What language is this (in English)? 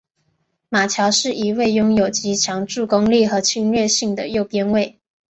Chinese